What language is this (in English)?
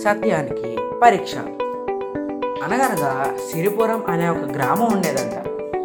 Telugu